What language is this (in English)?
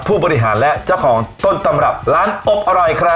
Thai